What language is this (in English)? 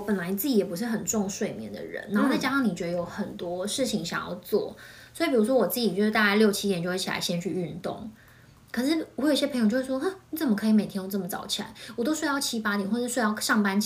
Chinese